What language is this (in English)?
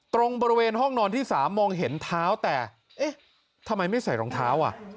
Thai